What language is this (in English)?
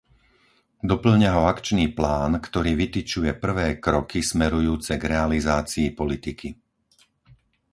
Slovak